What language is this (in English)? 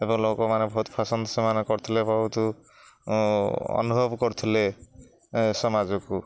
Odia